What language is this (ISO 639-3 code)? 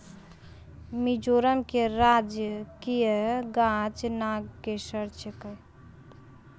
mai